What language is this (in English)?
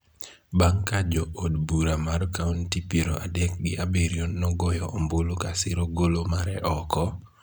Luo (Kenya and Tanzania)